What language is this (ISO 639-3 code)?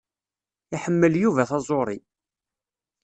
kab